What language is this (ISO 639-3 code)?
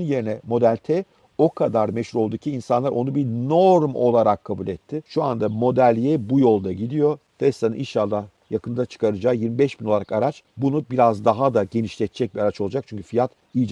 tur